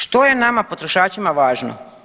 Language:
Croatian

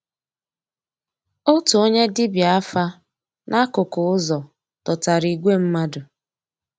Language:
Igbo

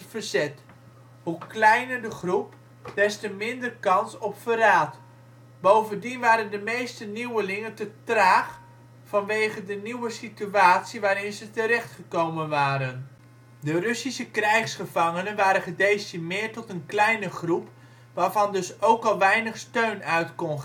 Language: Dutch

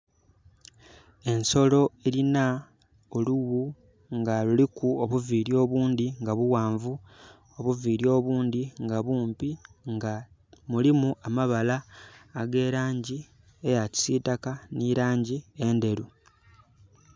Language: Soga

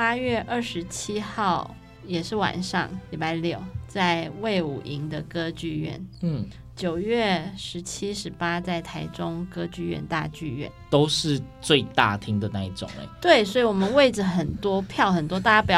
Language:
Chinese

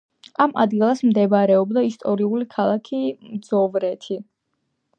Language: Georgian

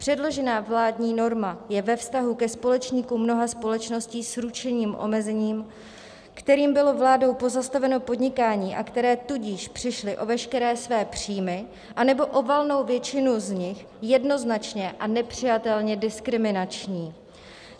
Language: Czech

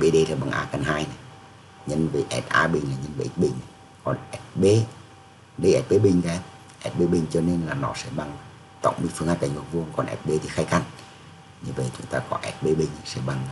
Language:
Vietnamese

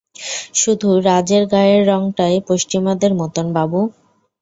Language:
Bangla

